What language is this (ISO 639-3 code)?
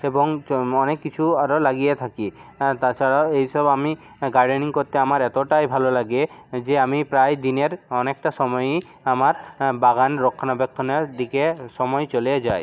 ben